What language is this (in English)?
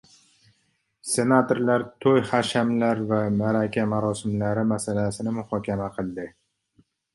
Uzbek